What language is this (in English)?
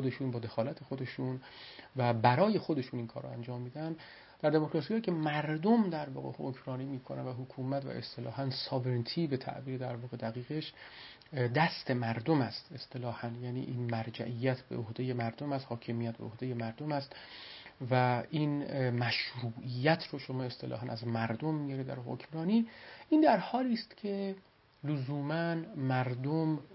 Persian